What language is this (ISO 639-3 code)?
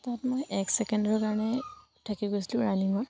asm